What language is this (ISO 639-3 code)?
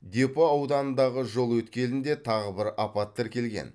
kaz